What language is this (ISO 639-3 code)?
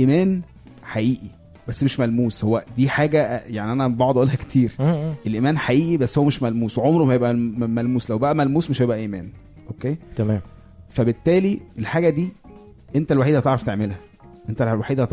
ara